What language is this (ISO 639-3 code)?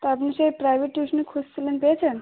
ben